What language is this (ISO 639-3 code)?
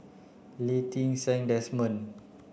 eng